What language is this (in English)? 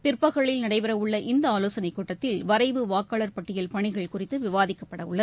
Tamil